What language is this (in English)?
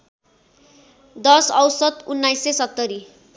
Nepali